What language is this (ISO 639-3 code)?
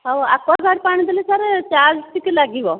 ori